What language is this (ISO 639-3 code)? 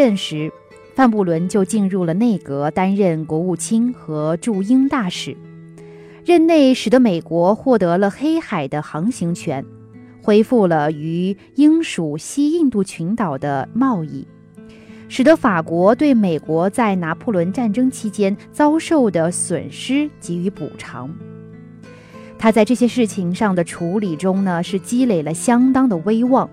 zho